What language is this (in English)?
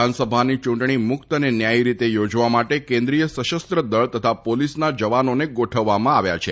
Gujarati